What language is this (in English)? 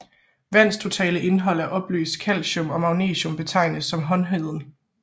Danish